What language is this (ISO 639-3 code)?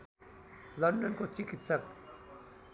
nep